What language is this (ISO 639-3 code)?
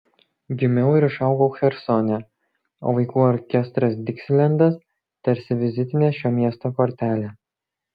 lit